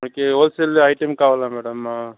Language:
Telugu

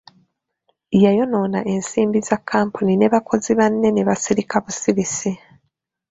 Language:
Ganda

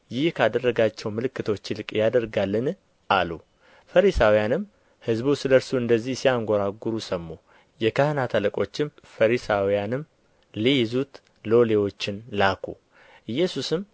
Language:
Amharic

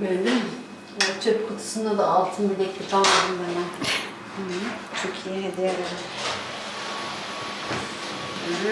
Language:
Turkish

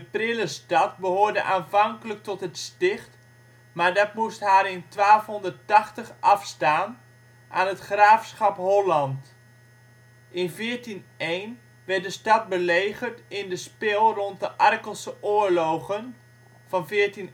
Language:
Dutch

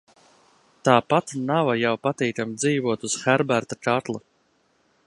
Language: Latvian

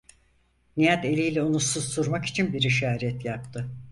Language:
Turkish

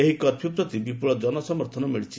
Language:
Odia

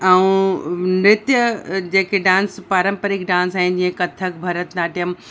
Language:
Sindhi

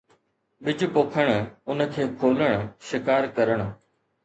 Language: Sindhi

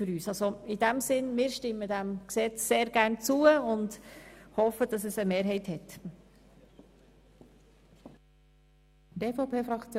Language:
Swiss German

